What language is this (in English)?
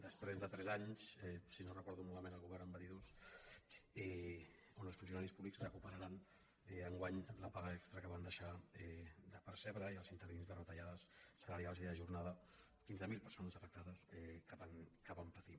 Catalan